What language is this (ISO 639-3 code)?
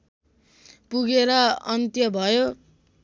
nep